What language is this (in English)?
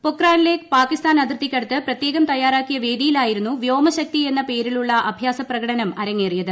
Malayalam